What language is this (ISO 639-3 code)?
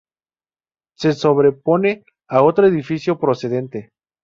spa